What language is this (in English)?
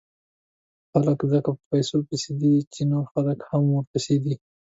Pashto